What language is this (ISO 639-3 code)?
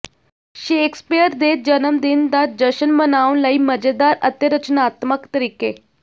pan